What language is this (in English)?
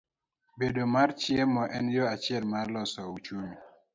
Luo (Kenya and Tanzania)